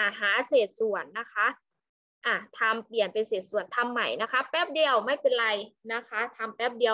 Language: Thai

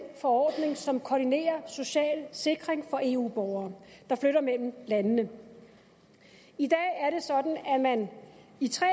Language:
Danish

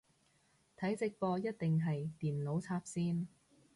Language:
Cantonese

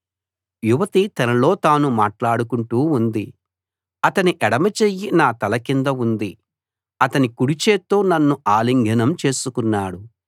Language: Telugu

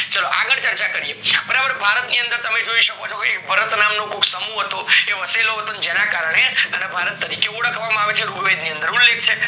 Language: Gujarati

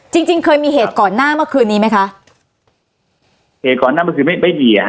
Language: Thai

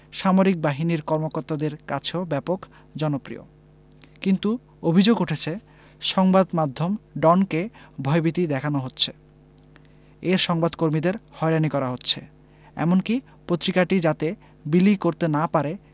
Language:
Bangla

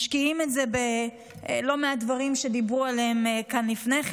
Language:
Hebrew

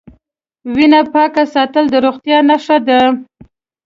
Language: Pashto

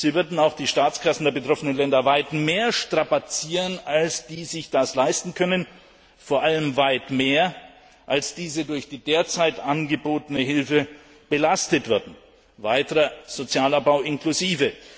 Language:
German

